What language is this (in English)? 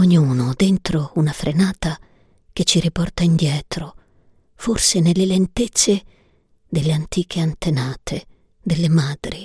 Italian